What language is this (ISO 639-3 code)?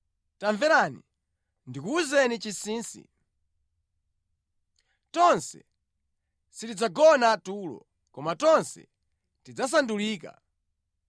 nya